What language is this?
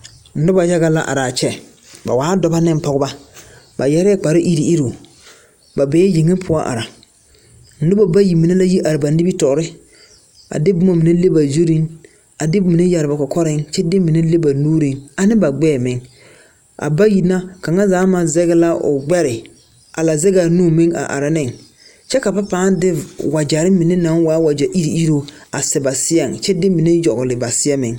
Southern Dagaare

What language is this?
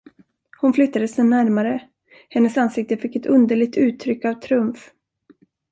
Swedish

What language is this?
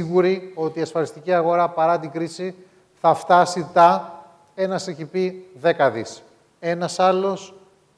Greek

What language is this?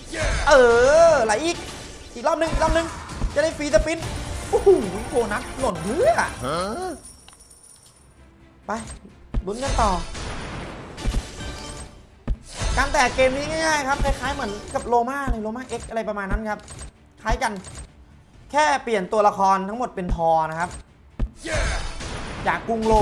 Thai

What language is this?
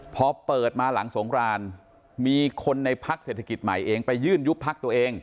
Thai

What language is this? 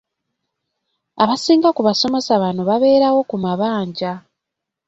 Ganda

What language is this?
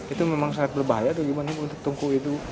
Indonesian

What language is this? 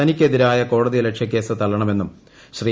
Malayalam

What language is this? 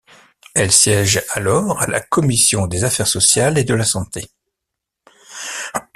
French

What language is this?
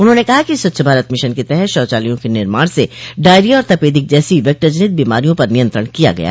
Hindi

